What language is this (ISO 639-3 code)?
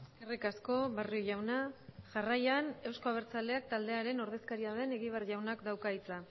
eus